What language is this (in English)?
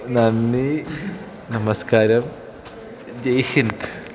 Malayalam